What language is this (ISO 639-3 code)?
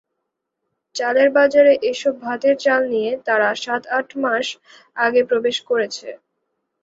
ben